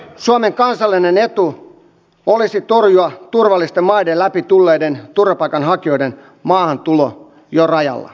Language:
Finnish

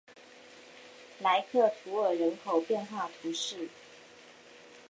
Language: Chinese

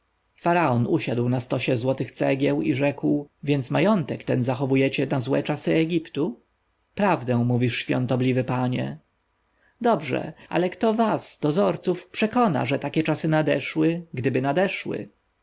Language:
Polish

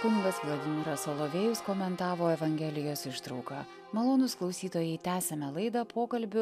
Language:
Lithuanian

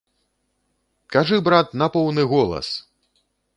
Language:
Belarusian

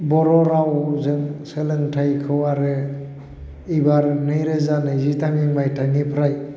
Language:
Bodo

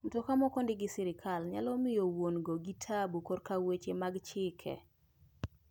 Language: Luo (Kenya and Tanzania)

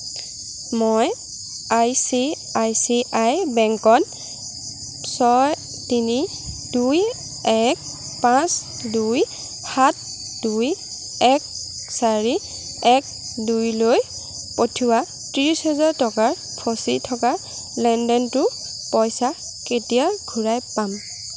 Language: Assamese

